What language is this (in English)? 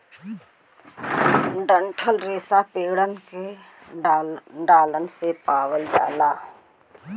Bhojpuri